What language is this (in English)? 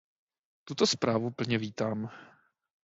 Czech